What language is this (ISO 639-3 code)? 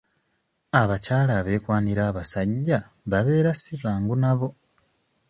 lug